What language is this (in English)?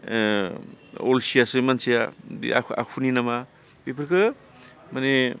Bodo